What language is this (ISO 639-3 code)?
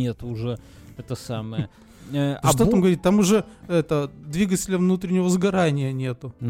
rus